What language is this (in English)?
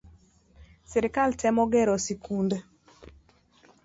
Luo (Kenya and Tanzania)